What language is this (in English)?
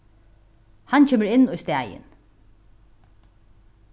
Faroese